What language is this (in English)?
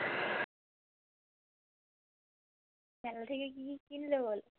Bangla